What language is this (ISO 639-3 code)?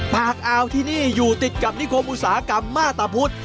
tha